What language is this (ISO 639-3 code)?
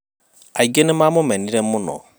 kik